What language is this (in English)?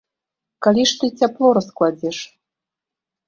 Belarusian